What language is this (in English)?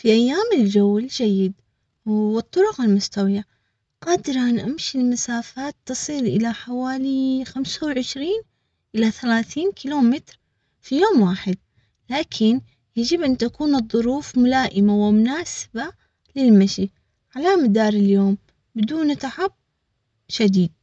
Omani Arabic